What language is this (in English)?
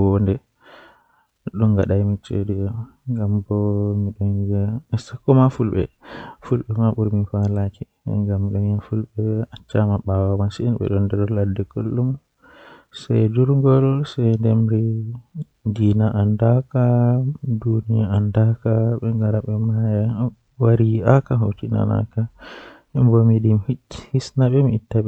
Western Niger Fulfulde